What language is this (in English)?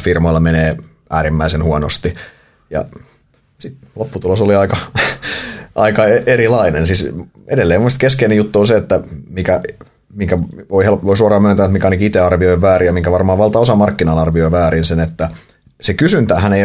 Finnish